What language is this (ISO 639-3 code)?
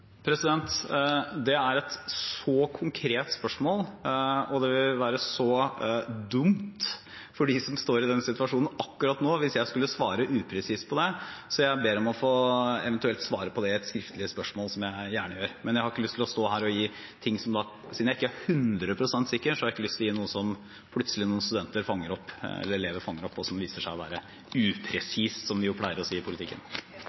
nob